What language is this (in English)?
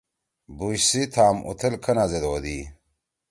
Torwali